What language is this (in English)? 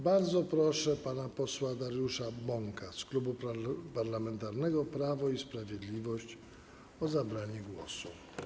Polish